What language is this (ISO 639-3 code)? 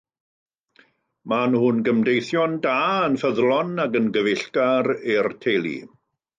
cym